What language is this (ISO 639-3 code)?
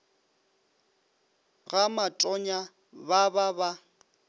nso